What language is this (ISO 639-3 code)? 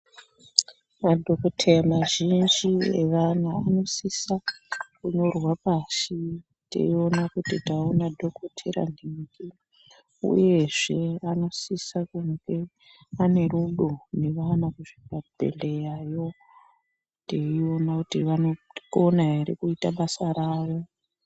ndc